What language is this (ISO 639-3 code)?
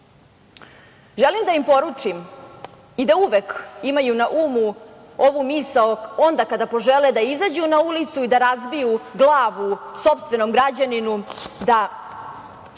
srp